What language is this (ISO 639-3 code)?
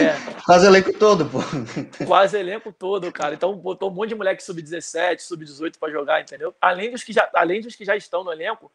por